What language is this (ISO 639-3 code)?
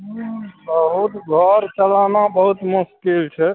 mai